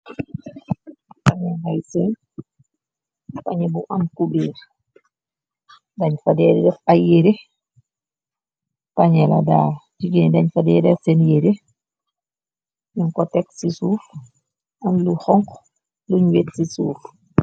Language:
Wolof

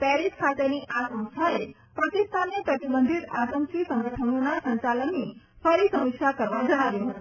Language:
Gujarati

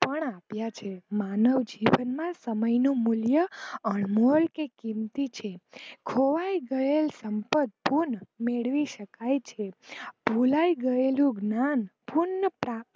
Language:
Gujarati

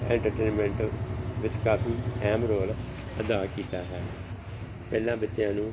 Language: Punjabi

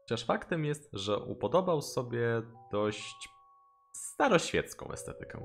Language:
Polish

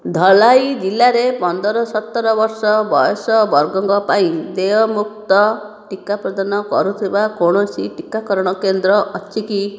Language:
Odia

